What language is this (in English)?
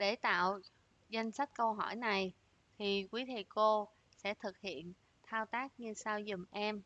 Vietnamese